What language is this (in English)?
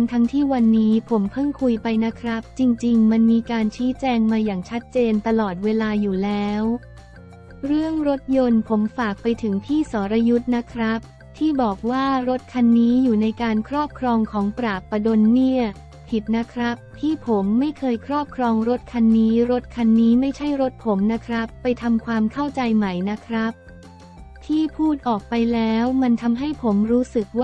Thai